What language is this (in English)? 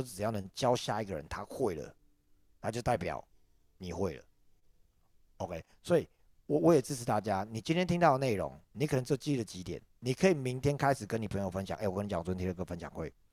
Chinese